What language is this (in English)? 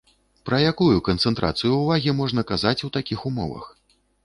Belarusian